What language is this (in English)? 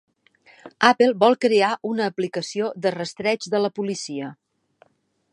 Catalan